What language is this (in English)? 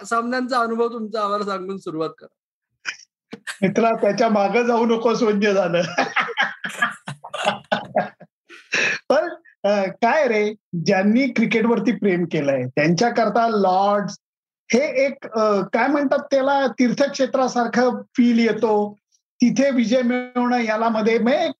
Marathi